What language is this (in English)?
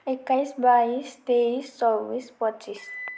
Nepali